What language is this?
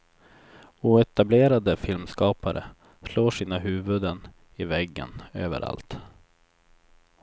Swedish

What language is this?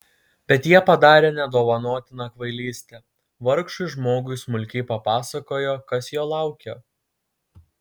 Lithuanian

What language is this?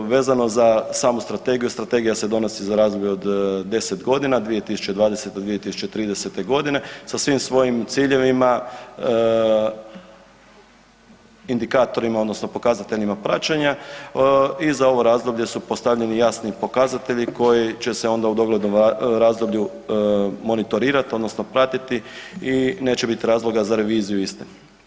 Croatian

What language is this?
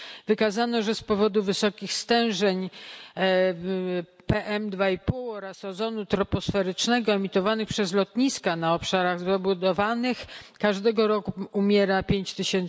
Polish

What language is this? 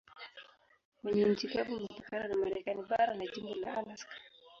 Swahili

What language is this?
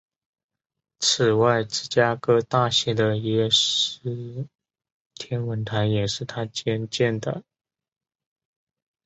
Chinese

